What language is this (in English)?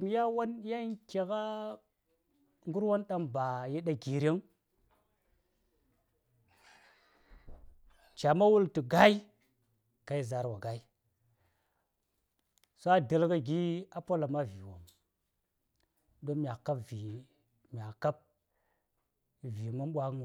Saya